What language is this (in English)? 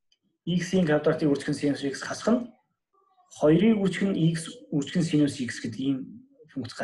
Turkish